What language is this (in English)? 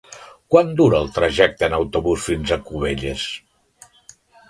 Catalan